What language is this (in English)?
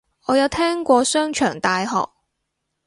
Cantonese